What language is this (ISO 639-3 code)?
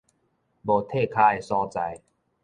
nan